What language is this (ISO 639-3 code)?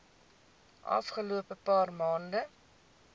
afr